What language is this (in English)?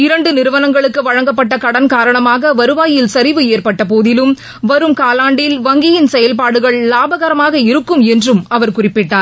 Tamil